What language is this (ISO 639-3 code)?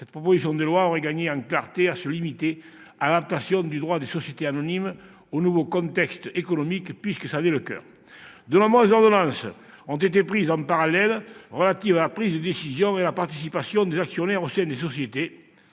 fra